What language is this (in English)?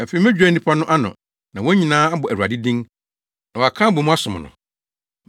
Akan